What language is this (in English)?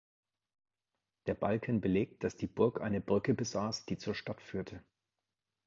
German